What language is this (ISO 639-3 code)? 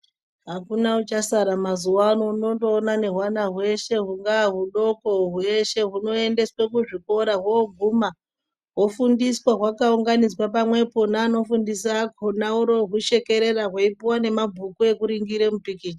ndc